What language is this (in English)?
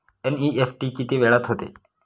Marathi